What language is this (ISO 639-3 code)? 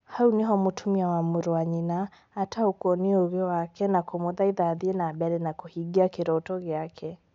kik